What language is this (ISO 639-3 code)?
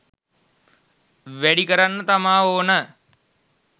sin